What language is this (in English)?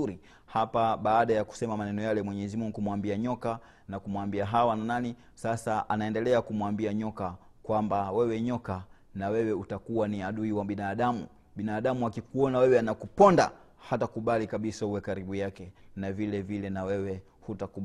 Swahili